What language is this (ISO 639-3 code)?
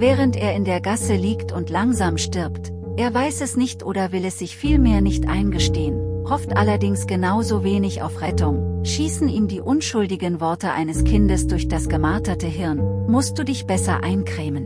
deu